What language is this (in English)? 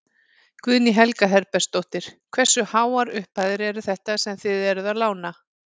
Icelandic